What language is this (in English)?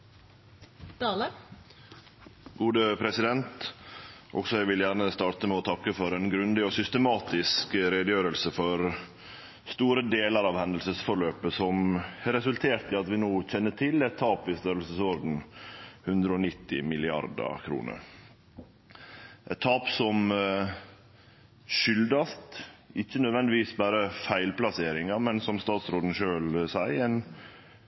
Norwegian Nynorsk